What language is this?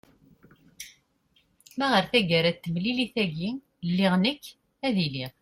Kabyle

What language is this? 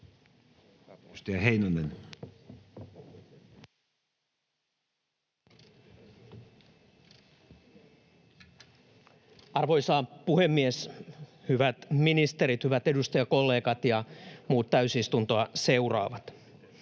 Finnish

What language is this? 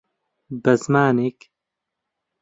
Central Kurdish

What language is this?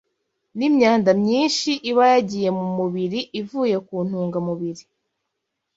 Kinyarwanda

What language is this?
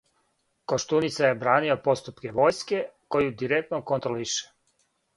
Serbian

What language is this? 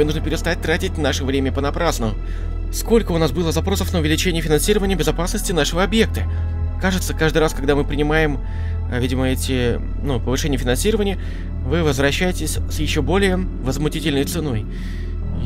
Russian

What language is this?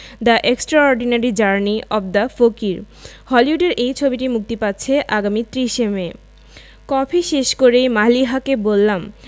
Bangla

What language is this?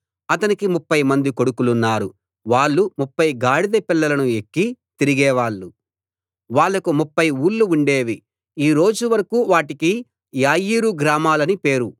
Telugu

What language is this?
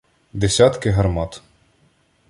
Ukrainian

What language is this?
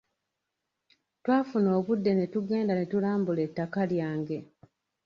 Ganda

